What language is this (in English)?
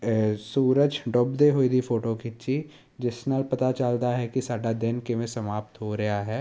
Punjabi